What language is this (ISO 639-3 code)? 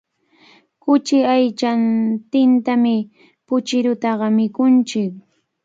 qvl